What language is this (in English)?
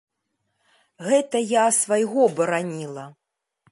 Belarusian